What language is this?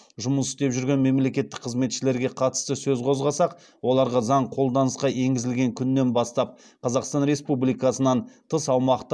Kazakh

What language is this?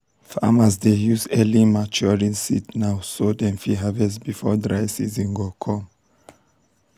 Nigerian Pidgin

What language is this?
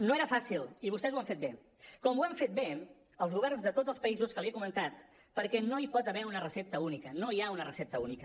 Catalan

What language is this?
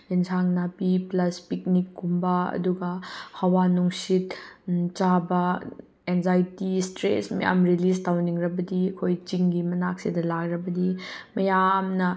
Manipuri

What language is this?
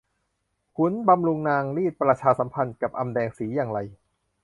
Thai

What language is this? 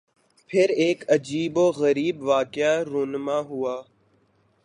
Urdu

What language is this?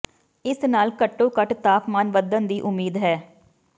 Punjabi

